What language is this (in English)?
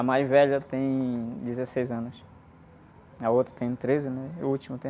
Portuguese